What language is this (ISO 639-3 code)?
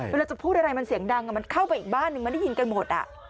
tha